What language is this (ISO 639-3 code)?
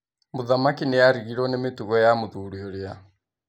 kik